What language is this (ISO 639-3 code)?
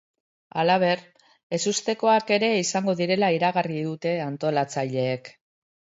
eus